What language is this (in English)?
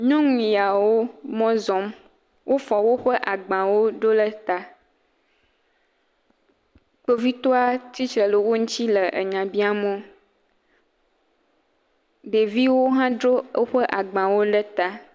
Ewe